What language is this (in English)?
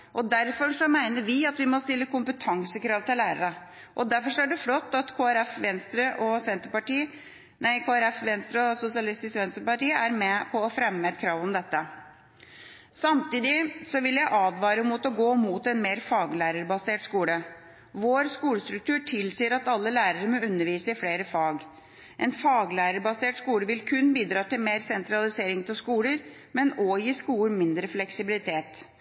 Norwegian Bokmål